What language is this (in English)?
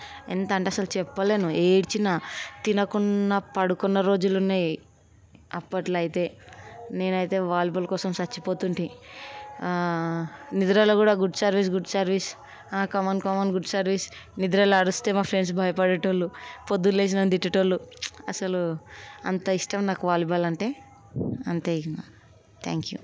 Telugu